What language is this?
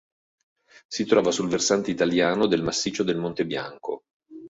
Italian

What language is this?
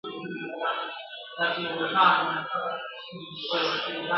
Pashto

